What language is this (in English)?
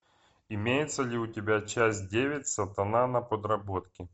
Russian